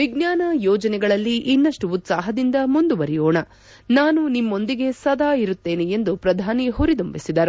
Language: Kannada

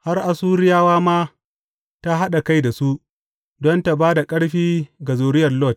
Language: Hausa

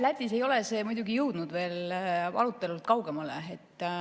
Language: Estonian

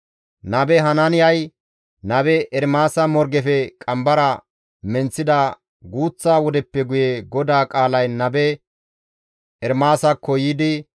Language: Gamo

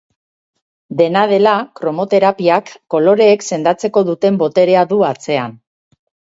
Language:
Basque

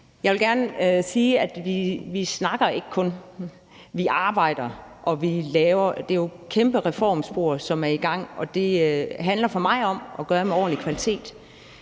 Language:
Danish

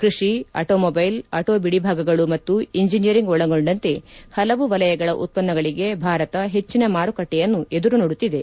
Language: Kannada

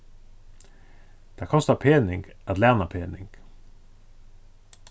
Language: Faroese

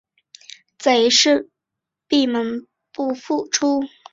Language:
Chinese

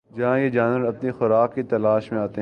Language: Urdu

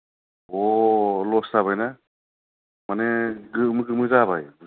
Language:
Bodo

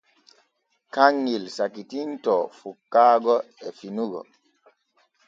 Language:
Borgu Fulfulde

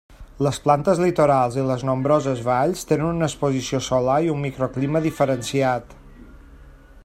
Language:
Catalan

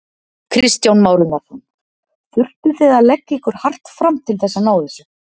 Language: Icelandic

